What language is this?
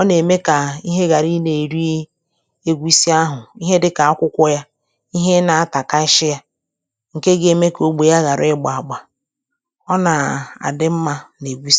Igbo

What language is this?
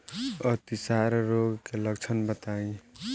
Bhojpuri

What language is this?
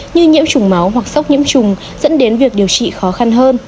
Vietnamese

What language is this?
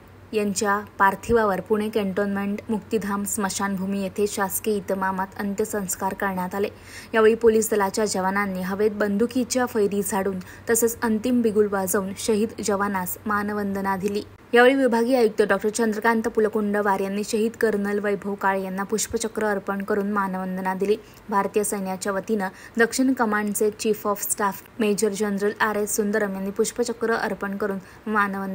Marathi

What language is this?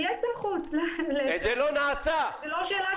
Hebrew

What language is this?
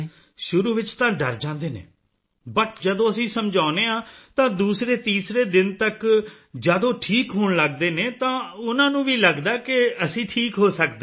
Punjabi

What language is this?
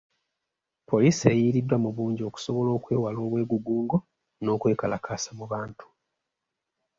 Ganda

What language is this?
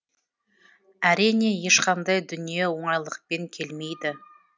Kazakh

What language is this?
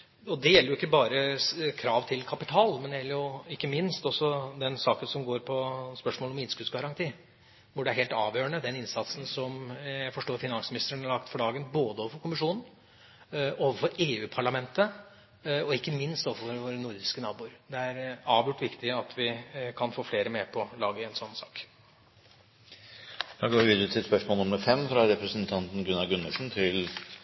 Norwegian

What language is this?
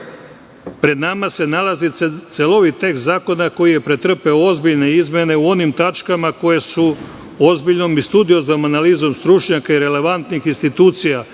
Serbian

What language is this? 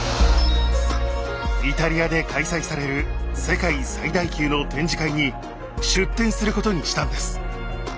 Japanese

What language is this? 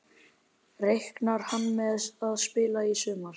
Icelandic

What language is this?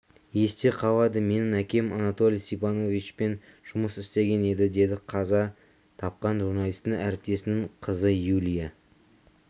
Kazakh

